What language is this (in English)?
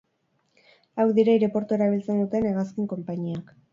Basque